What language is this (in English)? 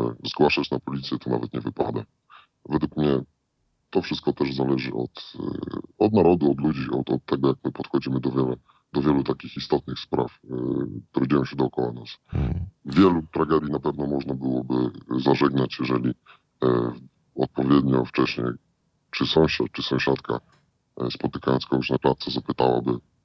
Polish